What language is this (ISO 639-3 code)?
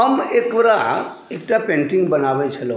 mai